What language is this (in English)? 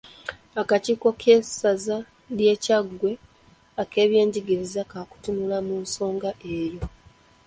Ganda